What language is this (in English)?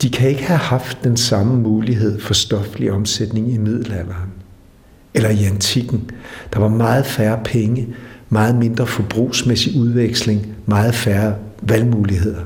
Danish